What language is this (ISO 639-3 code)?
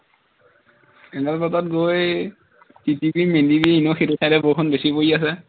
asm